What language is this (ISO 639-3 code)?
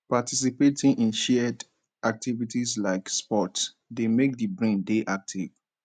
pcm